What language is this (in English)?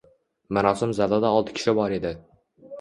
Uzbek